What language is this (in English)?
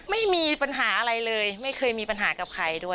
Thai